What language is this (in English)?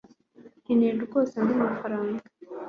Kinyarwanda